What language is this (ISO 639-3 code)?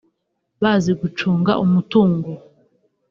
kin